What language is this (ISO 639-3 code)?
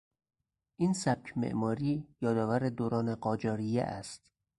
fas